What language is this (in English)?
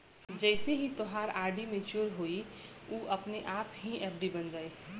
Bhojpuri